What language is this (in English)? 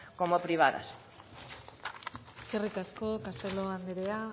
Basque